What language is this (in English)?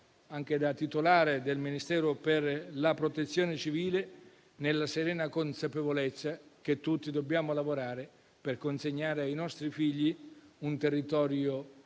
Italian